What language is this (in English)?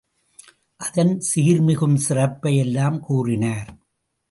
Tamil